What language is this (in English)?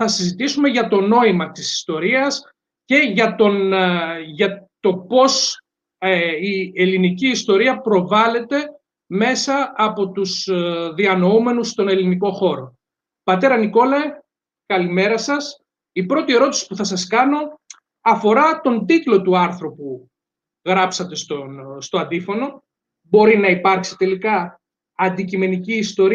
Greek